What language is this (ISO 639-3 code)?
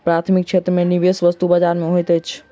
mai